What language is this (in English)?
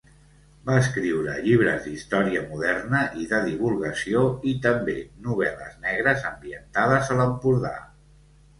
Catalan